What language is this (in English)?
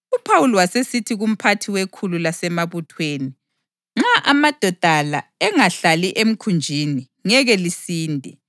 North Ndebele